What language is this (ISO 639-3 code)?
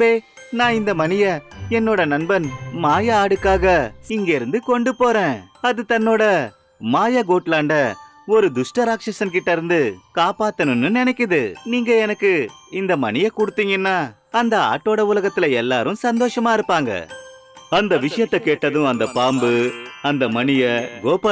tam